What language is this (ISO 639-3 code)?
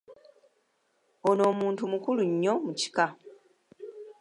lug